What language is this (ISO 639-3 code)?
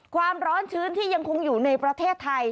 tha